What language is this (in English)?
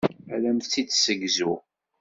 Kabyle